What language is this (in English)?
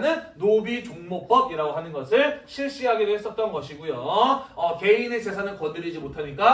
Korean